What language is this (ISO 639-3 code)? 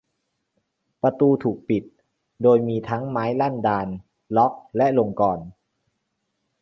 tha